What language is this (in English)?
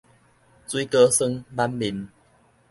Min Nan Chinese